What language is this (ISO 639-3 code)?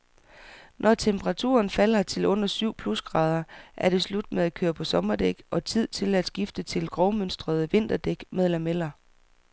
dan